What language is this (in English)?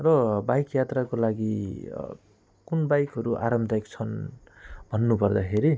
Nepali